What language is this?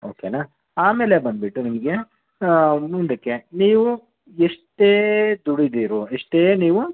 Kannada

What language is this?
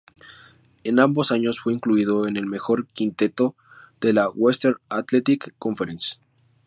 Spanish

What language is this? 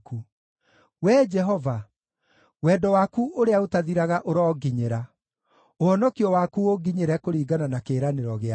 Kikuyu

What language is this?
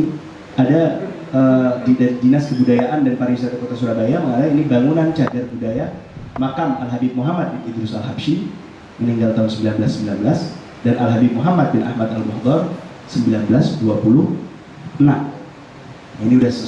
Indonesian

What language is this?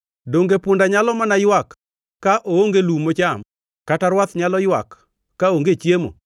Luo (Kenya and Tanzania)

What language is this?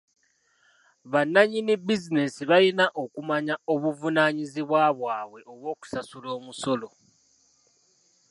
Ganda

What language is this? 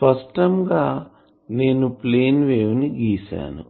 Telugu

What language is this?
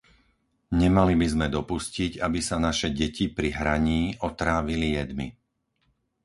Slovak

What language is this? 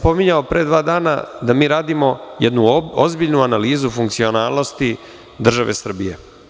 Serbian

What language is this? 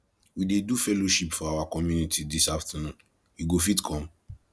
Nigerian Pidgin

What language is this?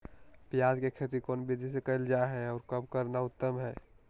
Magahi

